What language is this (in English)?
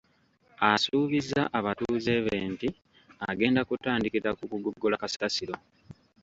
Ganda